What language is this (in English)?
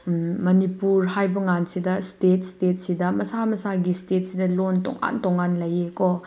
Manipuri